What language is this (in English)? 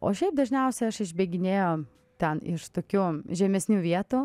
Lithuanian